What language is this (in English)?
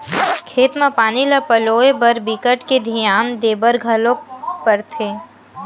Chhattisgarhi